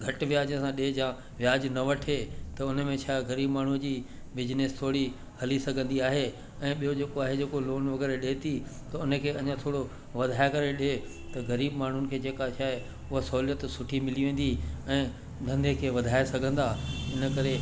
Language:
Sindhi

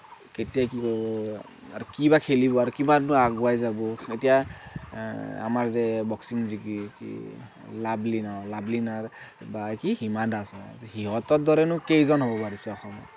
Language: Assamese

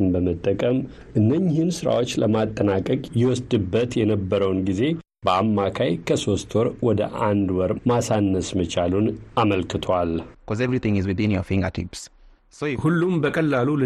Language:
Amharic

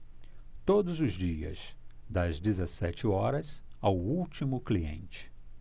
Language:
Portuguese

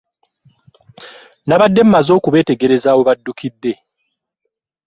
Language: Ganda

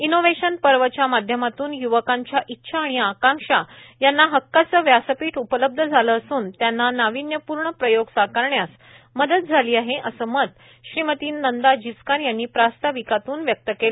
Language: Marathi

